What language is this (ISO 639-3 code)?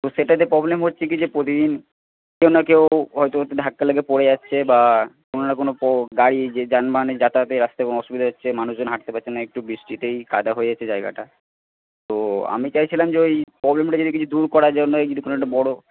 ben